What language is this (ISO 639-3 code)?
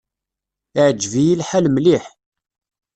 kab